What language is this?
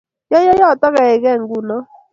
Kalenjin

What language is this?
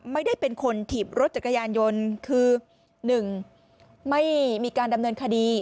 Thai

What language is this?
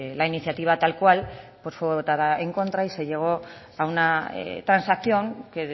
Spanish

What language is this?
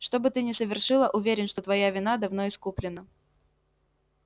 Russian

